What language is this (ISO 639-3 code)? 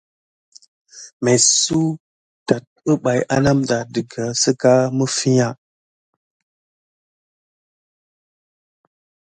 gid